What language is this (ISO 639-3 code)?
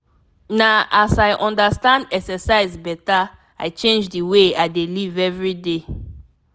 pcm